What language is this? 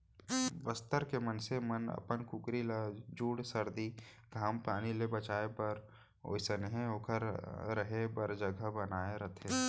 Chhattisgarhi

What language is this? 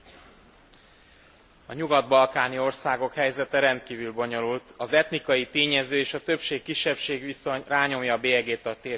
Hungarian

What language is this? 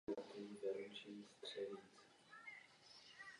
Czech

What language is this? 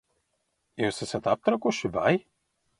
Latvian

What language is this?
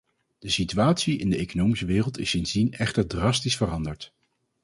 Dutch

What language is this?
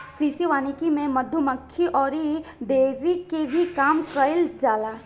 Bhojpuri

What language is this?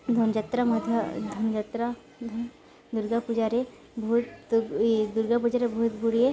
Odia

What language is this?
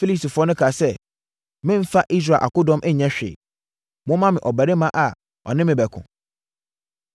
Akan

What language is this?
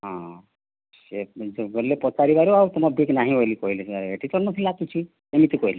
Odia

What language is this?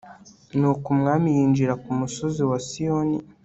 Kinyarwanda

